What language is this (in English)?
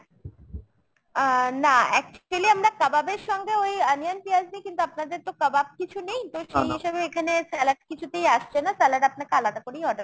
Bangla